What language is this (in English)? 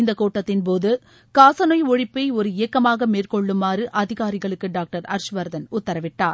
Tamil